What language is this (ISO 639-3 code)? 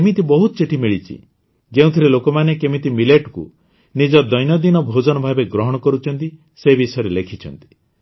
ori